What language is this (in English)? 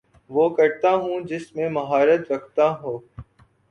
Urdu